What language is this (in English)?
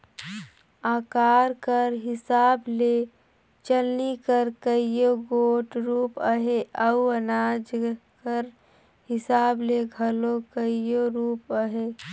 Chhattisgarhi